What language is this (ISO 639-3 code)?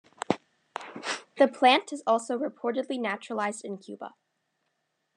eng